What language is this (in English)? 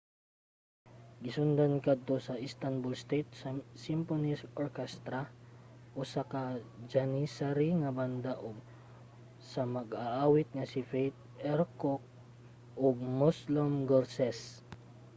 Cebuano